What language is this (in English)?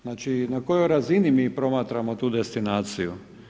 Croatian